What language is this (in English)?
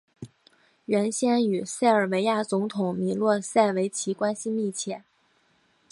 Chinese